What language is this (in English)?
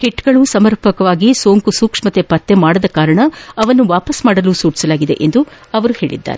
Kannada